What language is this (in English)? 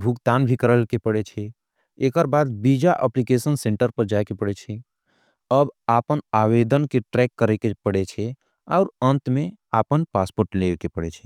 Angika